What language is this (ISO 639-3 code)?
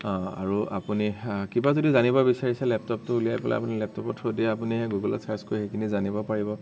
asm